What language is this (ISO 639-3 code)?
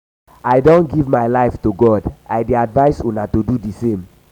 pcm